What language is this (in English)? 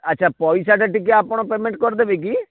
Odia